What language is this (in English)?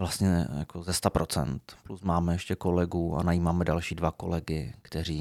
Czech